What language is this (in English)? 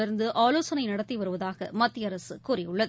Tamil